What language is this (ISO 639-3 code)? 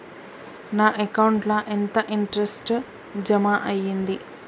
tel